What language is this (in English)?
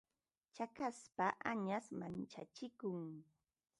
Ambo-Pasco Quechua